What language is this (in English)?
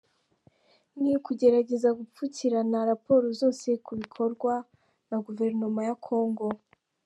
Kinyarwanda